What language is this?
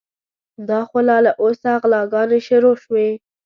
Pashto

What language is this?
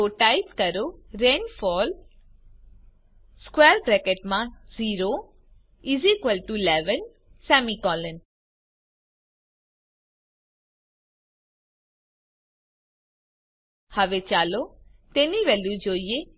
Gujarati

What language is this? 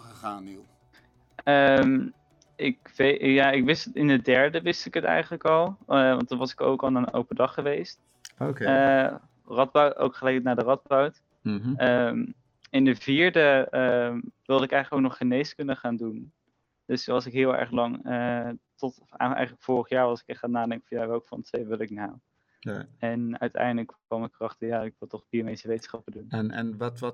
Dutch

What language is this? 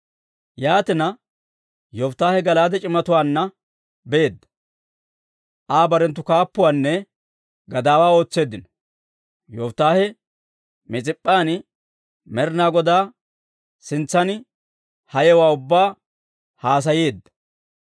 Dawro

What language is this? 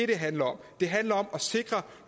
Danish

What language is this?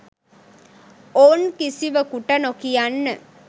Sinhala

